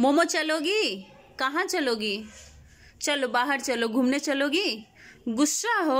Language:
Hindi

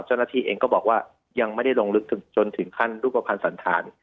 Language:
Thai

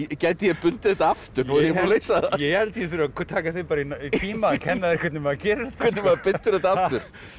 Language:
Icelandic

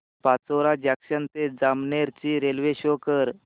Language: Marathi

